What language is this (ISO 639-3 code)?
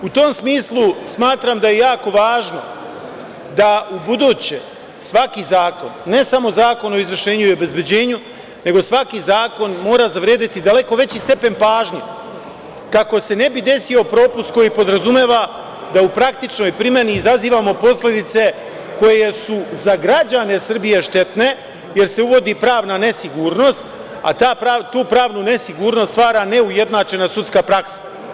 srp